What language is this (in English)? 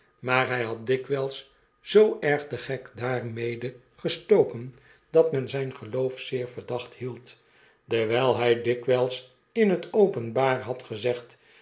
Dutch